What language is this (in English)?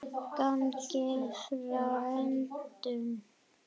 Icelandic